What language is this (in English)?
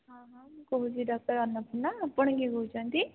Odia